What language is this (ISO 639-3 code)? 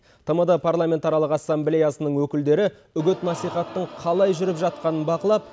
kaz